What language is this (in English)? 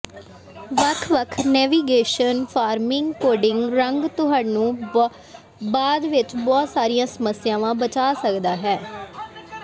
Punjabi